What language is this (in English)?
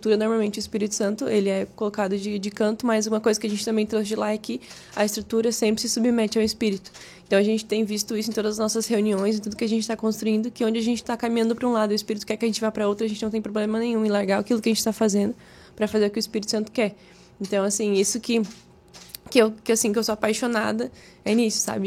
Portuguese